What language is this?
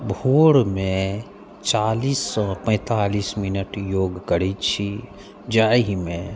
Maithili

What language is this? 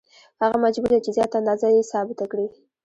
Pashto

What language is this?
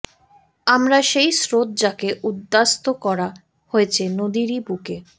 Bangla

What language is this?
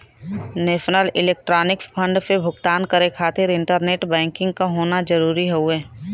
Bhojpuri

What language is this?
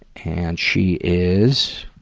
English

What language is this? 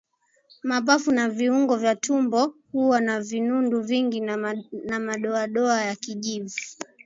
Swahili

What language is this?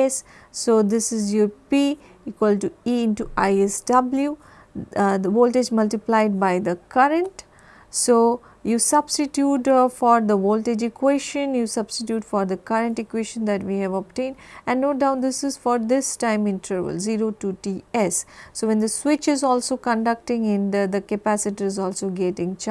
English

